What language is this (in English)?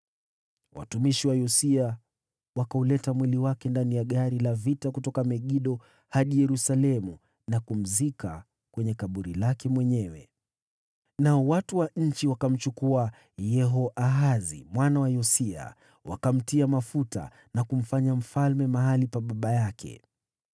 Swahili